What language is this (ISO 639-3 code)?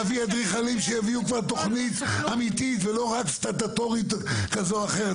heb